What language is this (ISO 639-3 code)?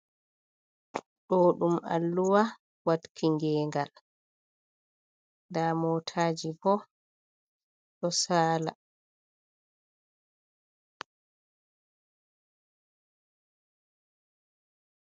ful